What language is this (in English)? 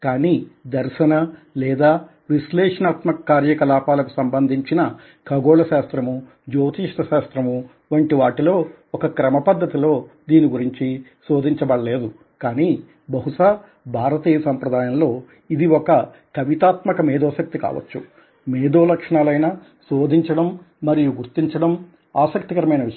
Telugu